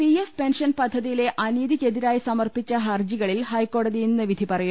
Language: Malayalam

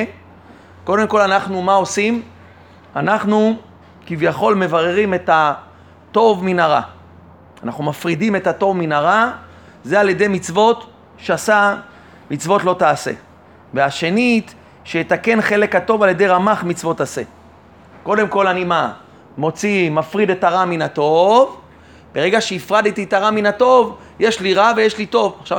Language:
Hebrew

